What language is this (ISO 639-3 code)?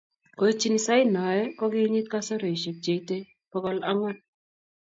kln